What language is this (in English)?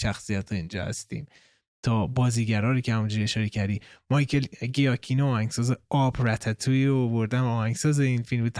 Persian